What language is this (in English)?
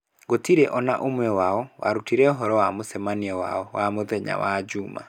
Kikuyu